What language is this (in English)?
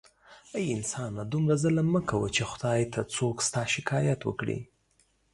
Pashto